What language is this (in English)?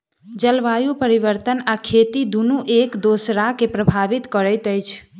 Maithili